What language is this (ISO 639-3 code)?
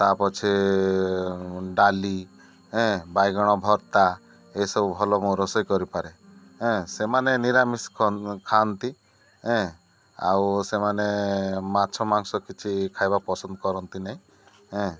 ori